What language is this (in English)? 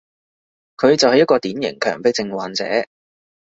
Cantonese